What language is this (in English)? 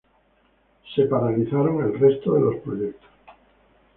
Spanish